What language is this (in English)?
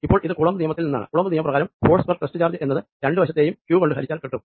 Malayalam